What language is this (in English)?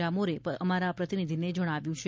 Gujarati